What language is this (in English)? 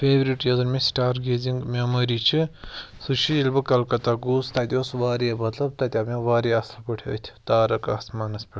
Kashmiri